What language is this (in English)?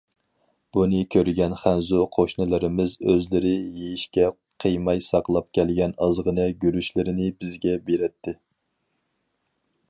Uyghur